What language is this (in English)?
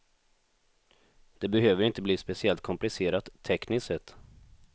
Swedish